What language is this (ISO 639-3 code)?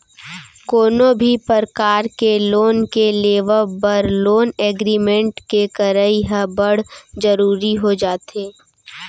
hne